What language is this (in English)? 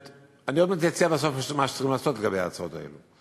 Hebrew